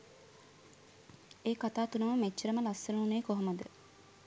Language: Sinhala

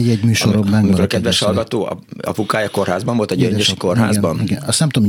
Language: Hungarian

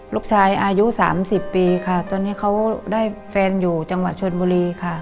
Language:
Thai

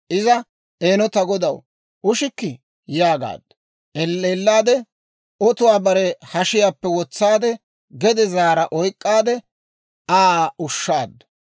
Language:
Dawro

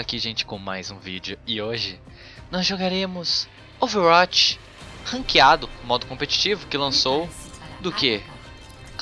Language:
Portuguese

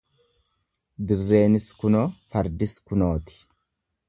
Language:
Oromo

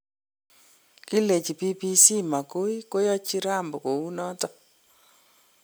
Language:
Kalenjin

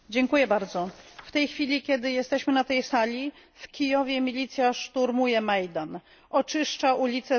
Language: Polish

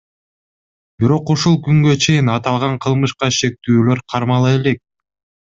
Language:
Kyrgyz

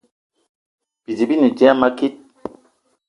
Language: Eton (Cameroon)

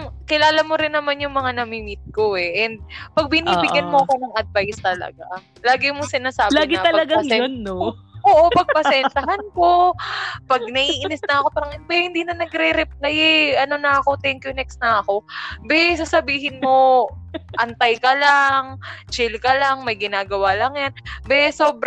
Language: Filipino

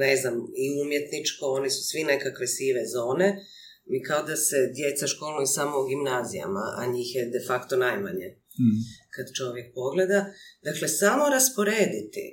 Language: Croatian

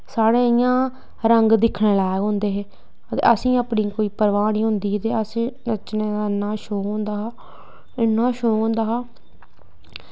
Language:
Dogri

